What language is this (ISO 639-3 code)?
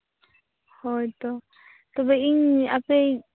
sat